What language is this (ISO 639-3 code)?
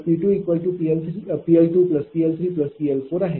mar